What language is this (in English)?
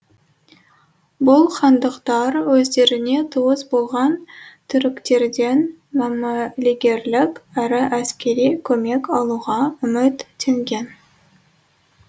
Kazakh